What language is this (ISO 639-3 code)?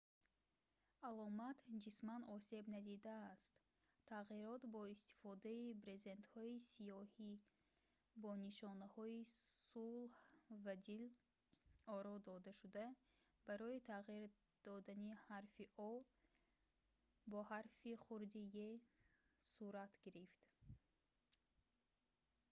tgk